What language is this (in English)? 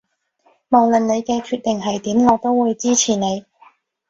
Cantonese